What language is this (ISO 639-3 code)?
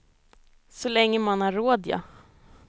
swe